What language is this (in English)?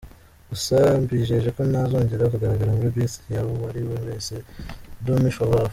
Kinyarwanda